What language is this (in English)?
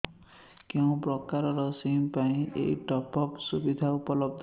Odia